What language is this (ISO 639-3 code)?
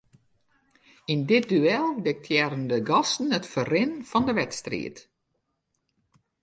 fry